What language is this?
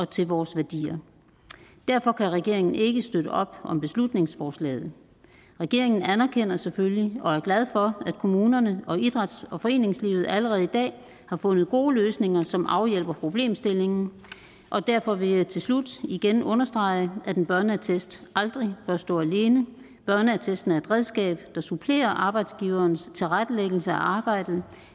Danish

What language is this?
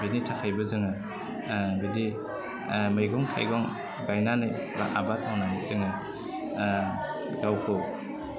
Bodo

